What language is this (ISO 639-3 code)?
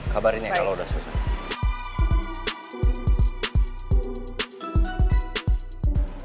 ind